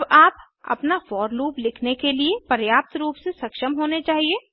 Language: Hindi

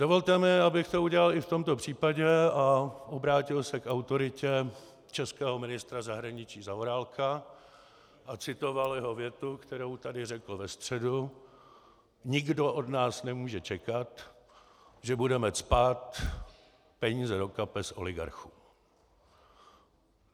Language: Czech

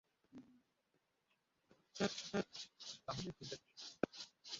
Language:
Bangla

